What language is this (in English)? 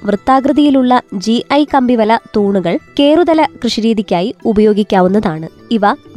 Malayalam